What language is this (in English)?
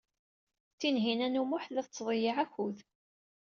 Kabyle